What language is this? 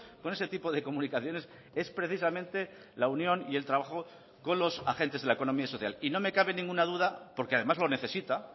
Spanish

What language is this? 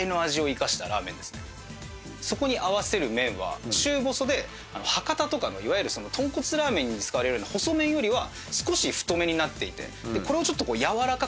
Japanese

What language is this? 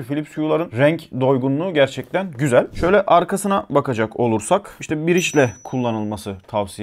Turkish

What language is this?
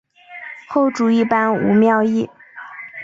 Chinese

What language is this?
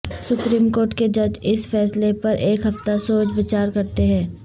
Urdu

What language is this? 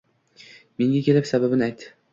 Uzbek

